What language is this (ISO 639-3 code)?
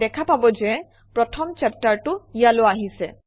asm